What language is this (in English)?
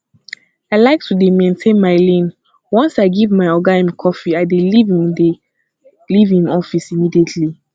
Nigerian Pidgin